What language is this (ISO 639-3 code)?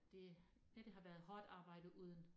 dan